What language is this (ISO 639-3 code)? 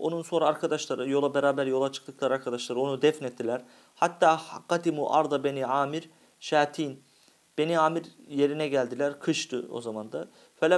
tur